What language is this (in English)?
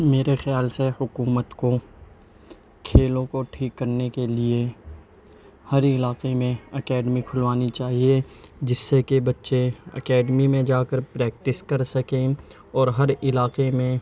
Urdu